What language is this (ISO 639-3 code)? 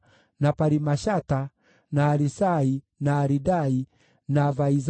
kik